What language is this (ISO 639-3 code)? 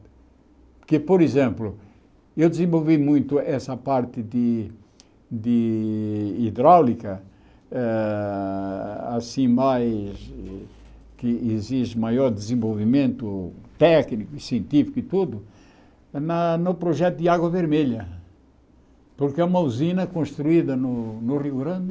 por